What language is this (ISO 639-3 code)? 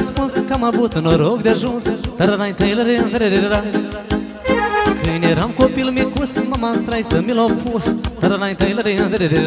ron